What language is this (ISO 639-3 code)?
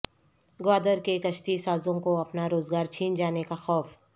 urd